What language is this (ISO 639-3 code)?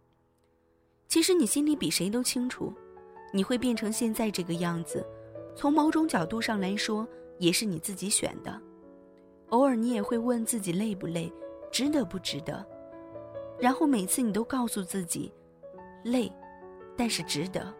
zho